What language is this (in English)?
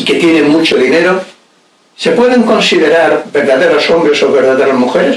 Spanish